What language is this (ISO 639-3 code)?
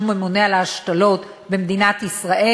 heb